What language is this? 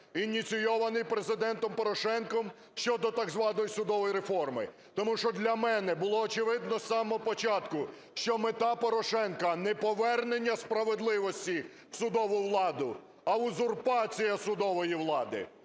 Ukrainian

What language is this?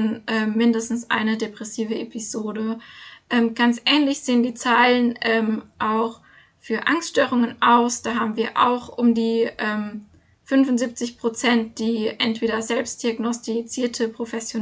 German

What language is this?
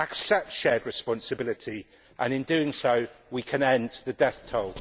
English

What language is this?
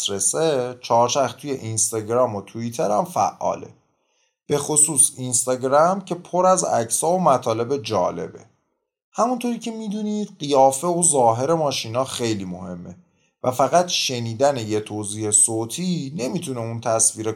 Persian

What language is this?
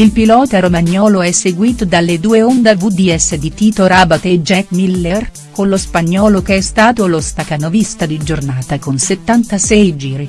Italian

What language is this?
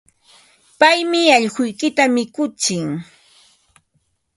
Ambo-Pasco Quechua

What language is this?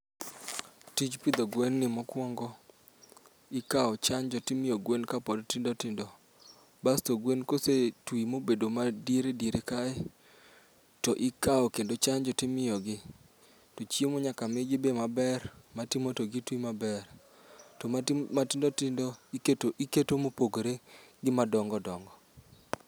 Luo (Kenya and Tanzania)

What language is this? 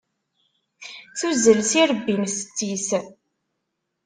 Kabyle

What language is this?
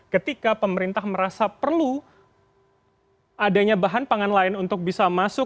Indonesian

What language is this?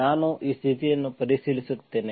Kannada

